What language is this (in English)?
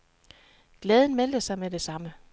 Danish